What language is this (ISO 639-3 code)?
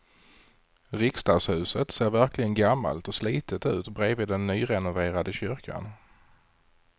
swe